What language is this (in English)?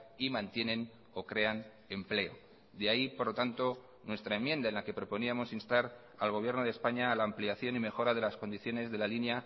Spanish